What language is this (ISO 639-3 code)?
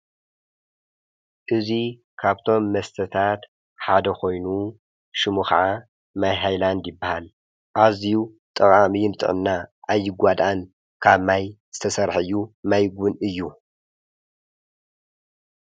tir